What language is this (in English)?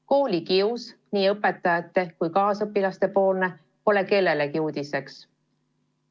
Estonian